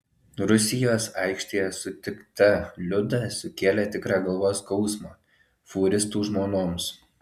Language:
Lithuanian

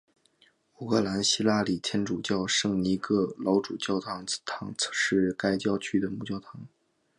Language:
Chinese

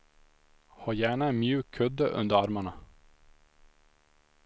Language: Swedish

